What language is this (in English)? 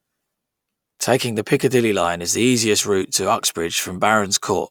English